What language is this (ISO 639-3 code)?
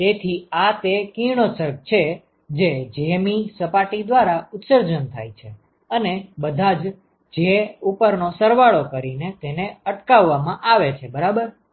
guj